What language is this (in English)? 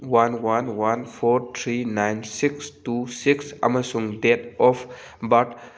Manipuri